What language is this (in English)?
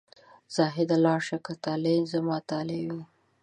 Pashto